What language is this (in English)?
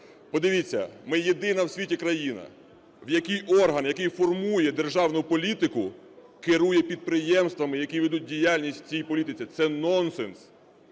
Ukrainian